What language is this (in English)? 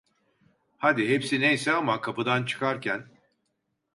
Turkish